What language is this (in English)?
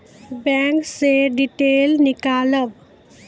Maithili